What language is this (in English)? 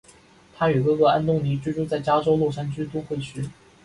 Chinese